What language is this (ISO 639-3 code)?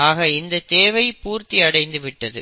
tam